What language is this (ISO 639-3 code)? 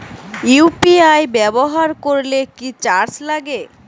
ben